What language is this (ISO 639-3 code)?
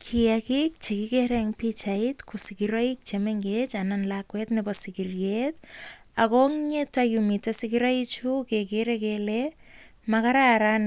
kln